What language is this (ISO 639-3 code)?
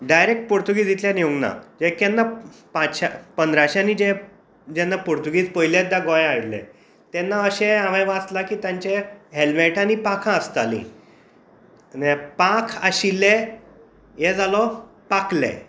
kok